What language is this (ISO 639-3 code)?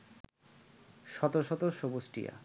ben